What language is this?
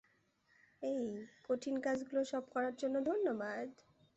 Bangla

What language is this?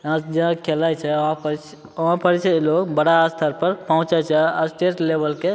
Maithili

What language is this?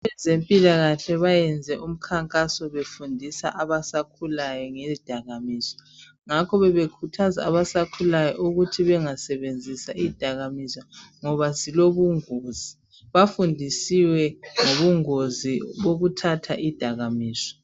North Ndebele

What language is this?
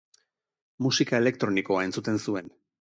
Basque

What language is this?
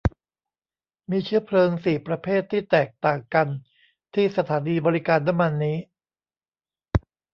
Thai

